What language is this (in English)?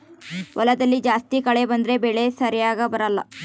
Kannada